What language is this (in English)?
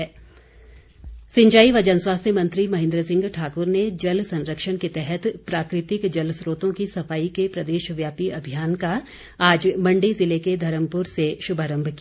Hindi